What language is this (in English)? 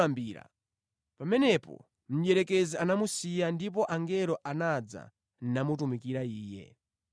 Nyanja